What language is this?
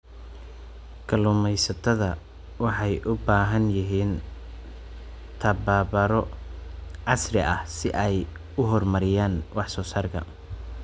Somali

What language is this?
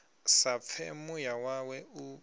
Venda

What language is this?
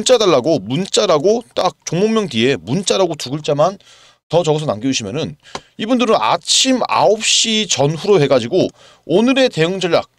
Korean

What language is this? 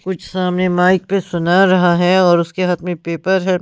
Hindi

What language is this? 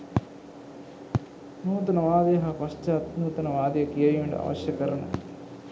Sinhala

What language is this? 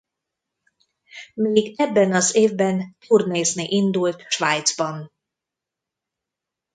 Hungarian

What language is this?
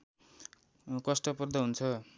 Nepali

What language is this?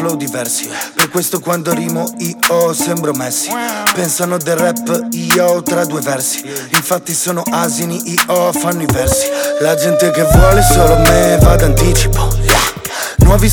Italian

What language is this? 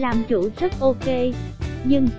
Vietnamese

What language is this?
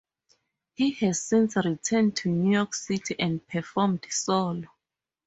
English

